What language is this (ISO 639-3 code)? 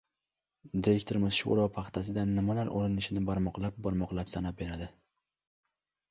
uzb